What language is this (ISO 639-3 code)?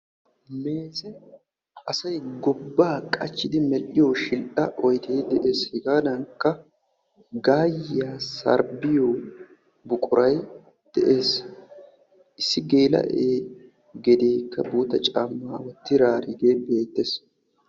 wal